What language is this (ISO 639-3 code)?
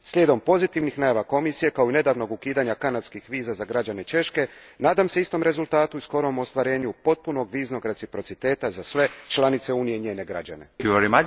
hrv